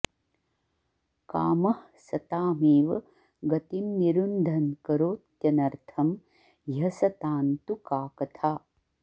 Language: Sanskrit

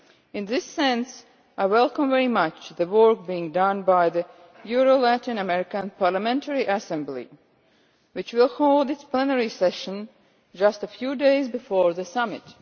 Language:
English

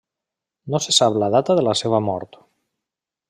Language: Catalan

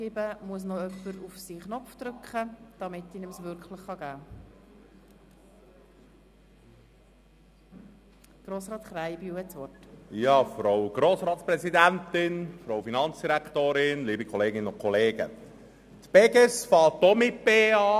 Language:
Swiss German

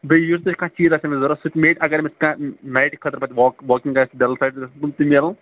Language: Kashmiri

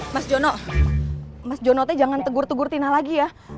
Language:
Indonesian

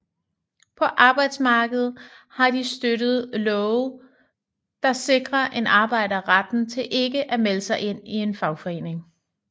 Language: Danish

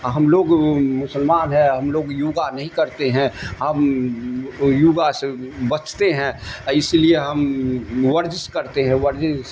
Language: Urdu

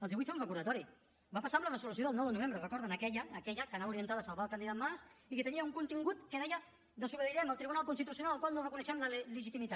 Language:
Catalan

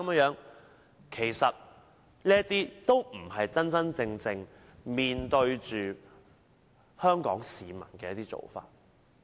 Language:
Cantonese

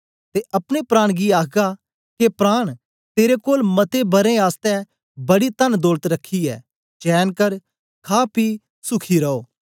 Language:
Dogri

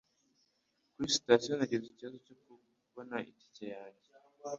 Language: Kinyarwanda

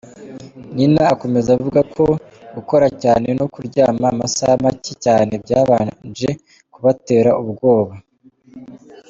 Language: Kinyarwanda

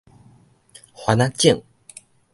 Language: Min Nan Chinese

